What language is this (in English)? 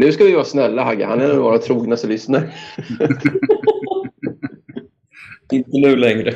Swedish